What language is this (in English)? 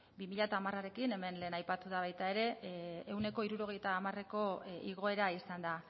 Basque